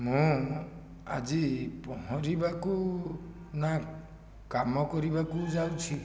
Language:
Odia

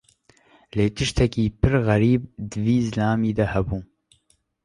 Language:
Kurdish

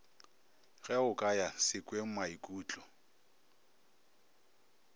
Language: Northern Sotho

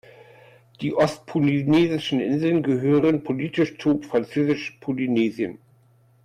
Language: German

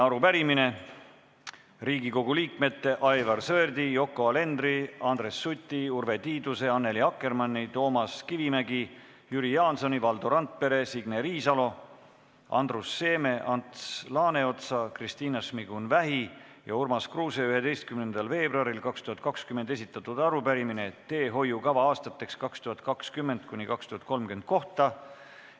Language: Estonian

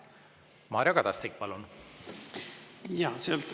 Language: Estonian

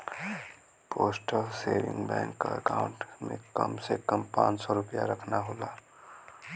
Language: Bhojpuri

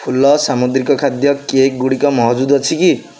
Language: Odia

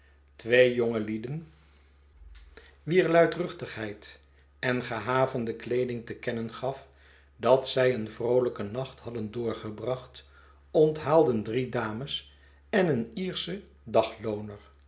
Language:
Dutch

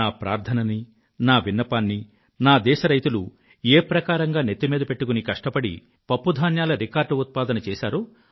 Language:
Telugu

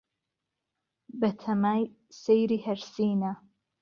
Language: Central Kurdish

